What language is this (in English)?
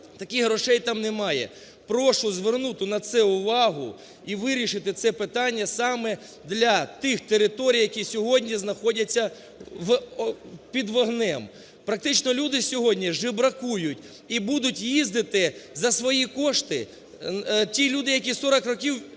Ukrainian